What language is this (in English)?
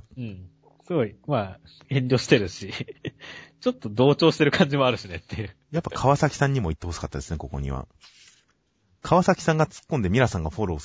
Japanese